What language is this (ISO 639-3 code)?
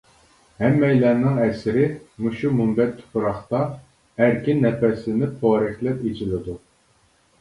uig